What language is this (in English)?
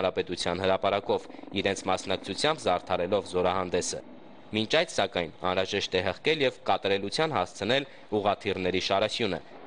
Romanian